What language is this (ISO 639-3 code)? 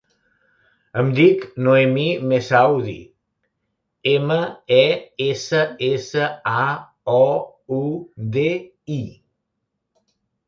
cat